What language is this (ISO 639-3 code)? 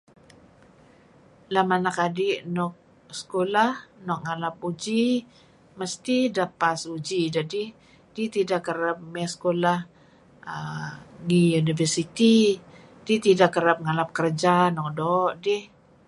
kzi